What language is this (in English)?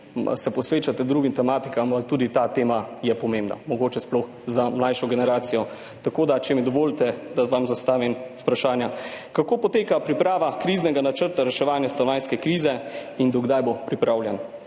Slovenian